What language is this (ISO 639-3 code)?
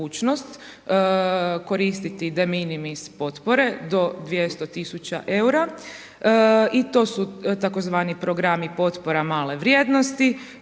hrv